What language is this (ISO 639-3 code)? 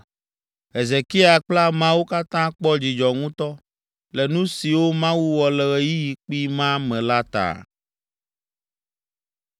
ewe